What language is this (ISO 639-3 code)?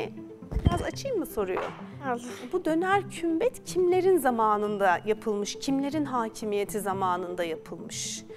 tur